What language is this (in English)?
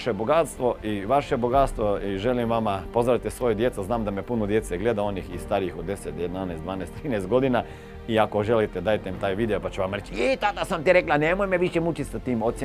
Croatian